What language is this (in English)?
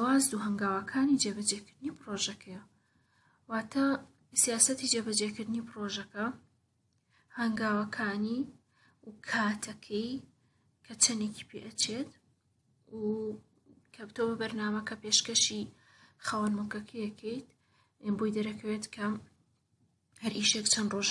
Kurdish